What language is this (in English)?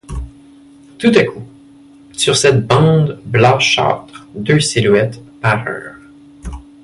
French